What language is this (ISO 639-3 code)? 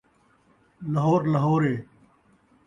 skr